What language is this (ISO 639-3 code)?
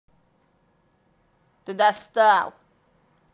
rus